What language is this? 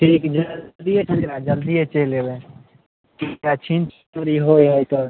Maithili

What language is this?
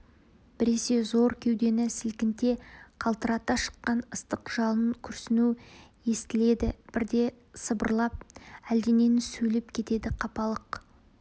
Kazakh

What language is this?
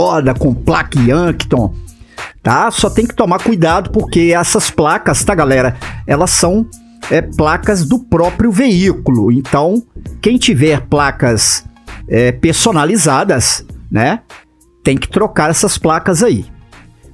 Portuguese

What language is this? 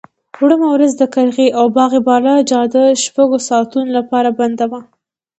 Pashto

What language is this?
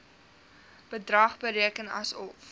Afrikaans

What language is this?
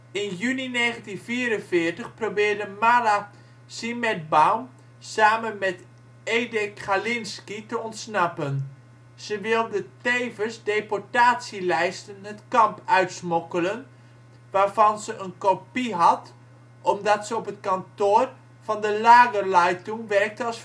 Dutch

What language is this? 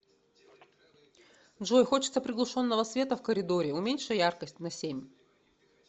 Russian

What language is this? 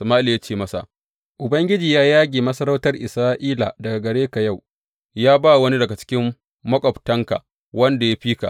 Hausa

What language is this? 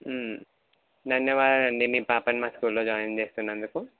Telugu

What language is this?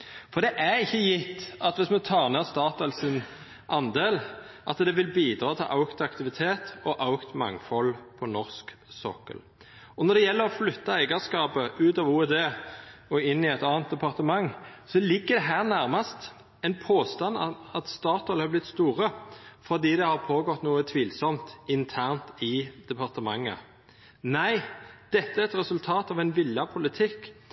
Norwegian Nynorsk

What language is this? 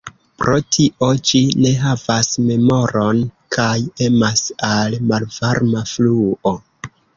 Esperanto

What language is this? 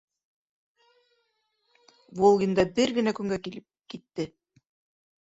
Bashkir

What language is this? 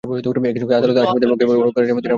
Bangla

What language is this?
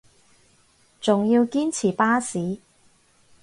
Cantonese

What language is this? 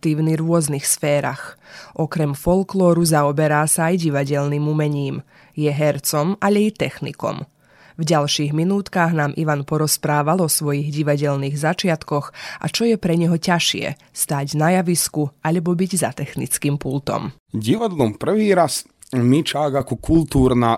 Slovak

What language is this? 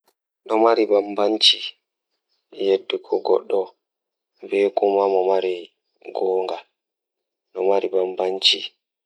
Fula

